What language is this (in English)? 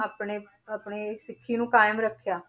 Punjabi